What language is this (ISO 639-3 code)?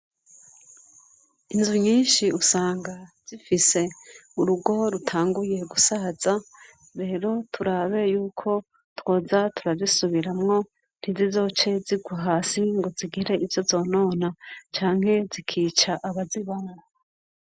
run